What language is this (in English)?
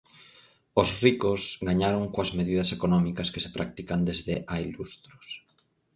Galician